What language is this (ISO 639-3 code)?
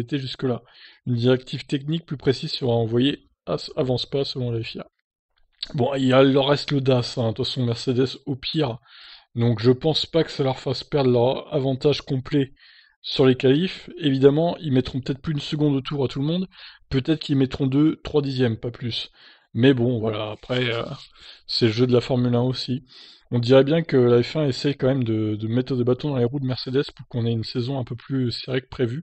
fra